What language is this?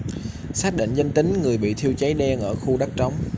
Vietnamese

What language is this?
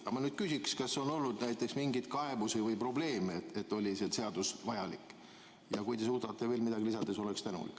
Estonian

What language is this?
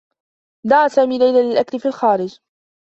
Arabic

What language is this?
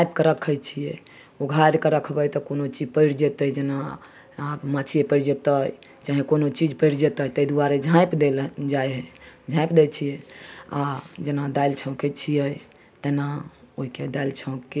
Maithili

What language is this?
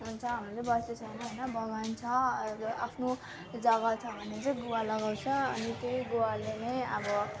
Nepali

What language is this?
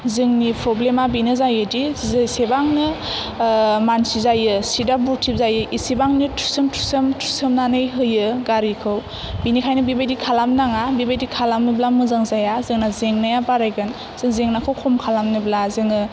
Bodo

